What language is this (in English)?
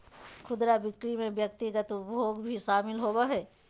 Magahi